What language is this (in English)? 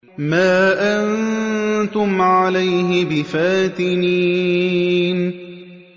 Arabic